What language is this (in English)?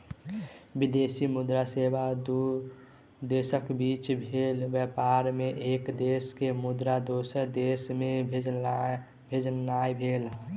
Maithili